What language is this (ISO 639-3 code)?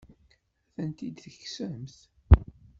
kab